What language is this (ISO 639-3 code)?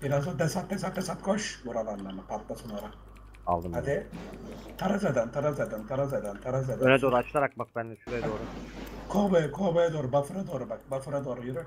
tur